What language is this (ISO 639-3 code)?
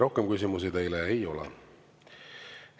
est